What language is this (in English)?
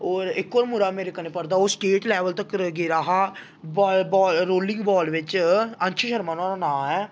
Dogri